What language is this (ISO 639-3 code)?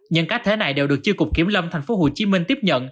vie